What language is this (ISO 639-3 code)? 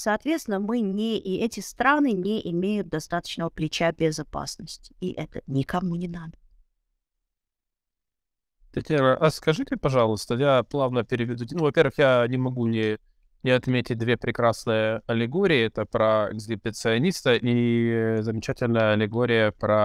rus